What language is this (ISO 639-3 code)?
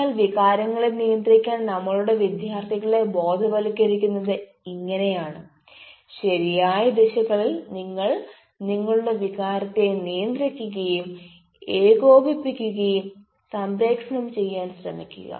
mal